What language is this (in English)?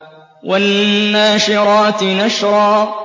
Arabic